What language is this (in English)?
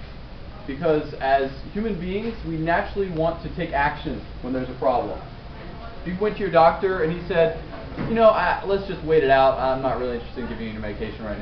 English